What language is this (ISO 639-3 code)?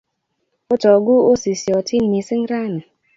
kln